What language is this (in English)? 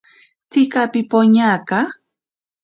Ashéninka Perené